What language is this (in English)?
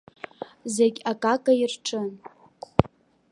Abkhazian